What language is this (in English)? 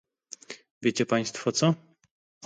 Polish